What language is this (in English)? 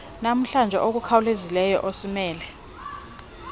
Xhosa